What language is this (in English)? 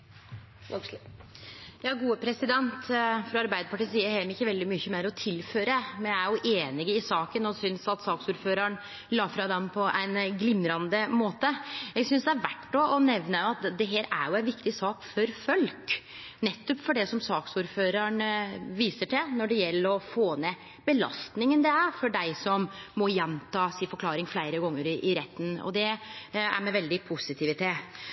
Norwegian Nynorsk